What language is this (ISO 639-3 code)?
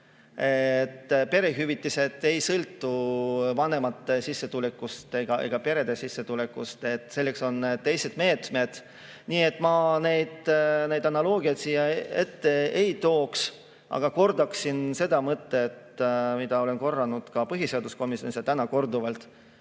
est